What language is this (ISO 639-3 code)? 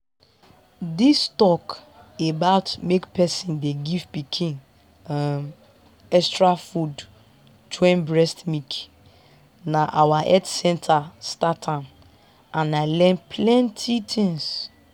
pcm